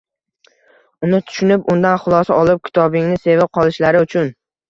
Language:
Uzbek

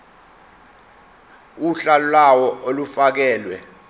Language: Zulu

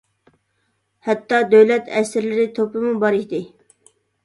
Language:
Uyghur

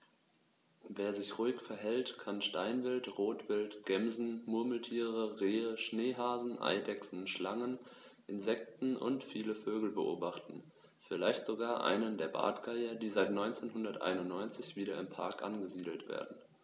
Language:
German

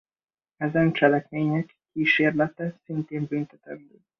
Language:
Hungarian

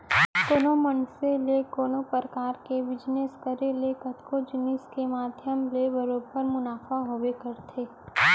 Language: Chhattisgarhi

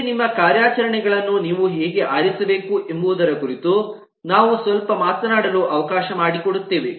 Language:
Kannada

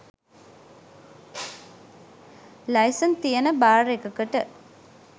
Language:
Sinhala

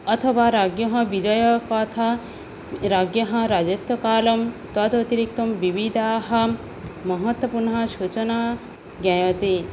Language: Sanskrit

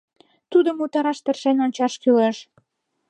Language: Mari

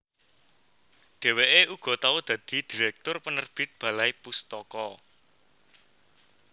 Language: Javanese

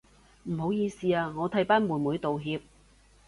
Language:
Cantonese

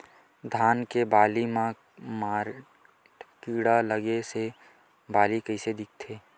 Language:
Chhattisgarhi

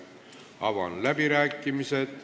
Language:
Estonian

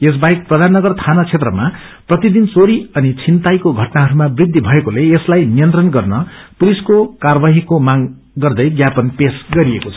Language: Nepali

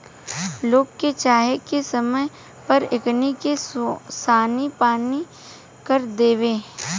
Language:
Bhojpuri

